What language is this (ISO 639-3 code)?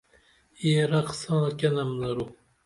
dml